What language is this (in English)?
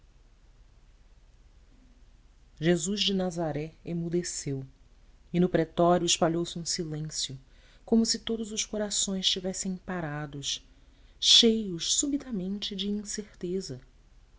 Portuguese